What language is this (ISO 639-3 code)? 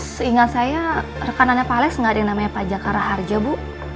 ind